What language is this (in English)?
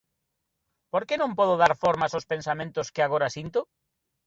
Galician